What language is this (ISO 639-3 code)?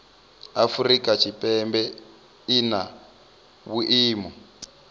ven